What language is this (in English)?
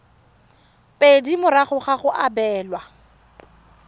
Tswana